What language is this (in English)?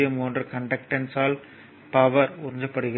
Tamil